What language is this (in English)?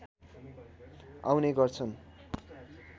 Nepali